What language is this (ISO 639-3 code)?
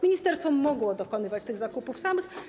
pol